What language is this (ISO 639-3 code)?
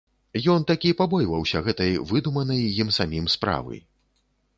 bel